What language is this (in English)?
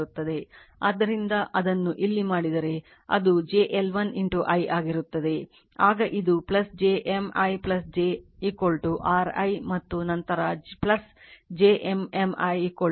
Kannada